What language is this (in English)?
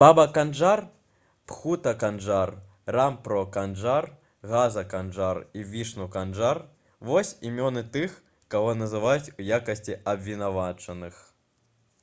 Belarusian